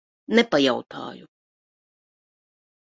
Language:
Latvian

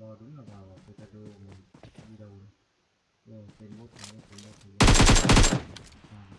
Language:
Vietnamese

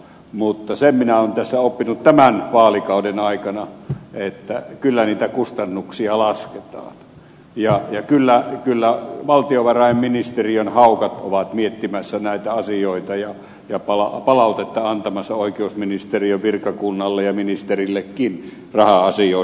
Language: Finnish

